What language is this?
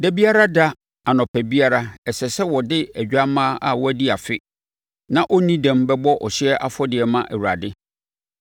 Akan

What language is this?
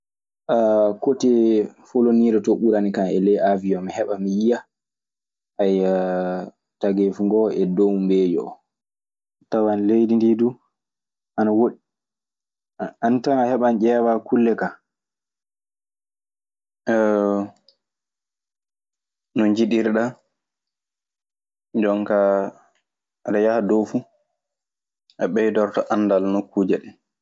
Maasina Fulfulde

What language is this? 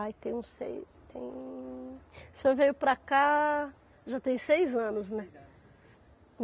Portuguese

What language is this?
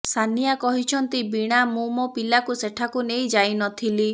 Odia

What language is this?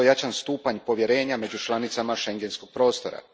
Croatian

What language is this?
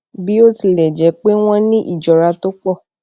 Yoruba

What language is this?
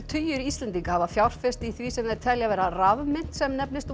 Icelandic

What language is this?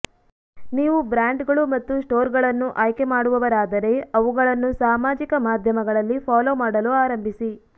Kannada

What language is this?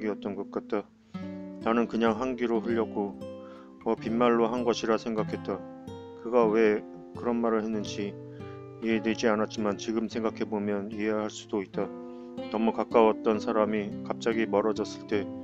Korean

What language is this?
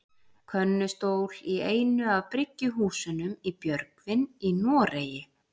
Icelandic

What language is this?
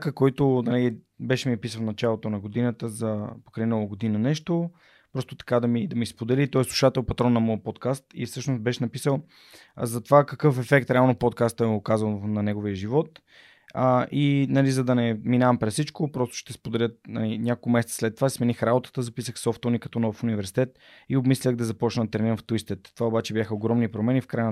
Bulgarian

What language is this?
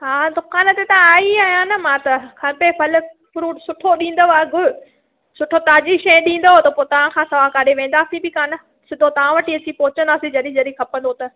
Sindhi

